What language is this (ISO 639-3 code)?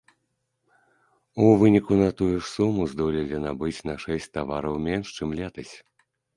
bel